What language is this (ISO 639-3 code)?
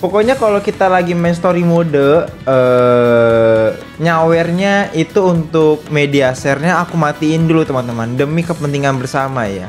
ind